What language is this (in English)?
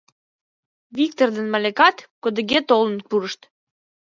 Mari